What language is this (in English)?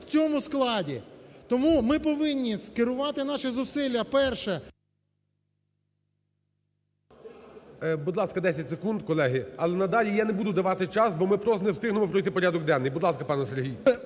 Ukrainian